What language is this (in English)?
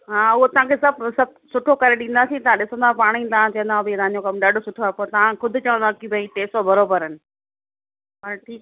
Sindhi